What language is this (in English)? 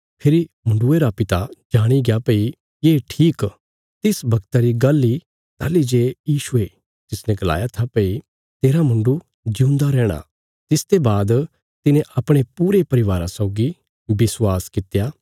Bilaspuri